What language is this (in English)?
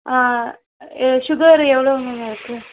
Tamil